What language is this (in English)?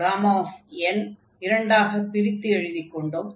Tamil